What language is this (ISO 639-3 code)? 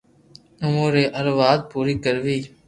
lrk